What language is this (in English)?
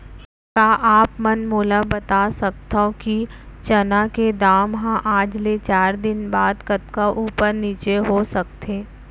Chhattisgarhi